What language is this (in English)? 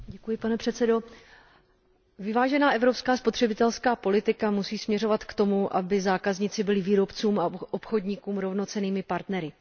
Czech